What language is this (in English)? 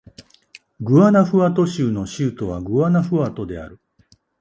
Japanese